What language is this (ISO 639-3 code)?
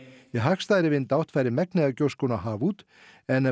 isl